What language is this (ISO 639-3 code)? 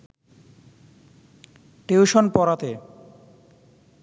ben